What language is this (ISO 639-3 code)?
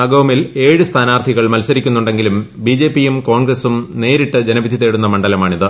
mal